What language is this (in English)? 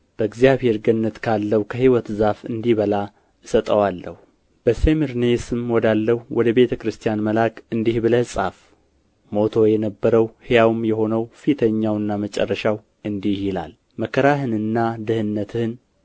Amharic